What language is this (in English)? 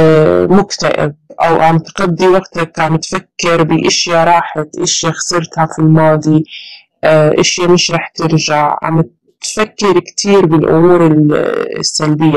Arabic